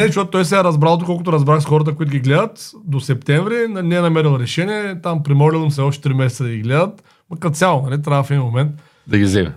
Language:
Bulgarian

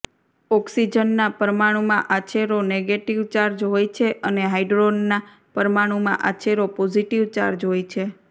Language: Gujarati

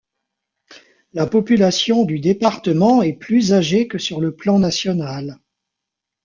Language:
French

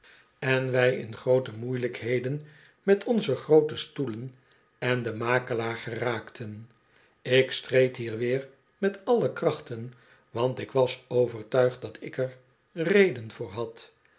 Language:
Dutch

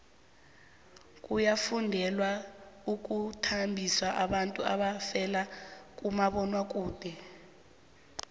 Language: South Ndebele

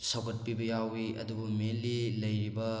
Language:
Manipuri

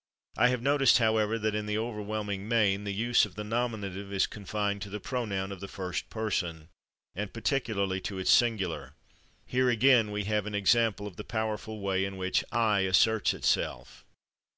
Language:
English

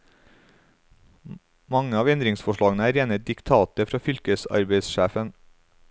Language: Norwegian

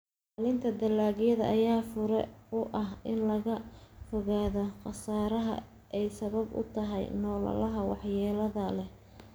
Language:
Somali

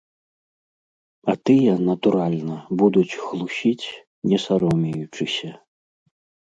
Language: Belarusian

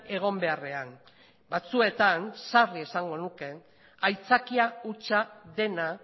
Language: Basque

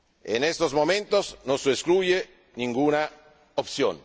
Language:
Spanish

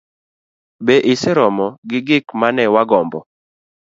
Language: Luo (Kenya and Tanzania)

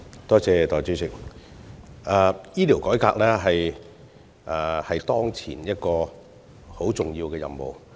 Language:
Cantonese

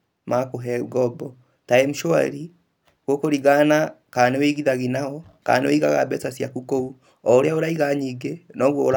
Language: Kikuyu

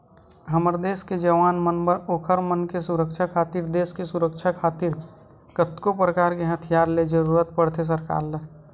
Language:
Chhattisgarhi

